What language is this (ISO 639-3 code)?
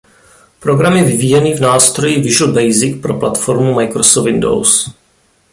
ces